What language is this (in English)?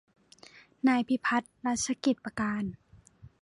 Thai